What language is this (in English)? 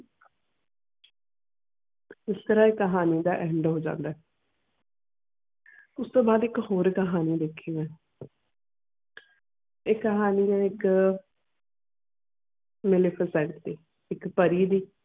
Punjabi